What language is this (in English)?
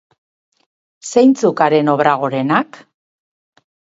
Basque